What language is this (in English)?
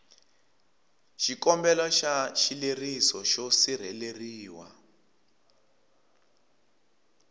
Tsonga